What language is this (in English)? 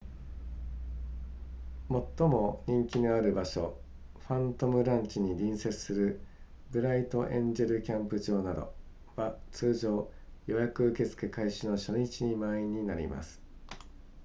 Japanese